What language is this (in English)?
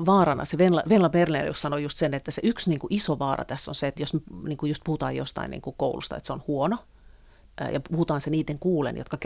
Finnish